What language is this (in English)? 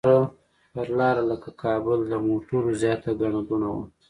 Pashto